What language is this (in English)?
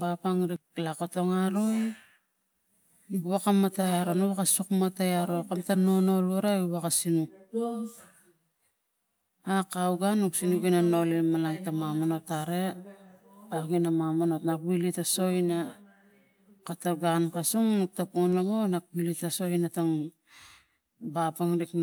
Tigak